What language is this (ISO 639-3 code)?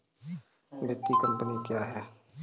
hin